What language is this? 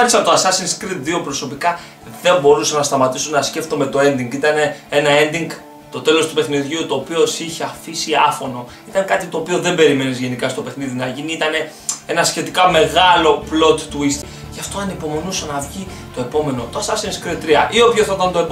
Greek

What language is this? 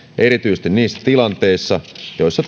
Finnish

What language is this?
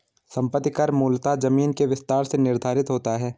Hindi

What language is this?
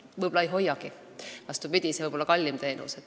Estonian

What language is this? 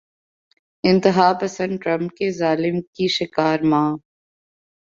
Urdu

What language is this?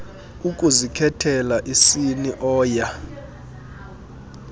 Xhosa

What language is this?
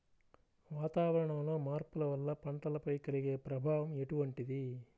Telugu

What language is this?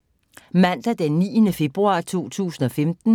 Danish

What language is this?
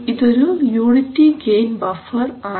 Malayalam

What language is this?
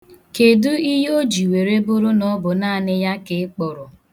Igbo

